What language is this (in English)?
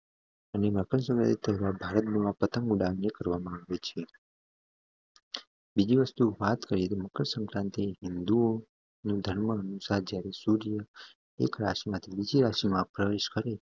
Gujarati